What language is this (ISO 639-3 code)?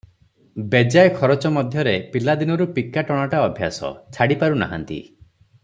ori